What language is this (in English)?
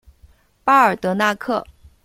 Chinese